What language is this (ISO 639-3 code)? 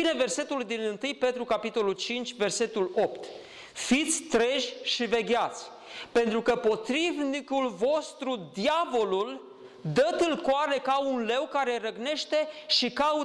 ron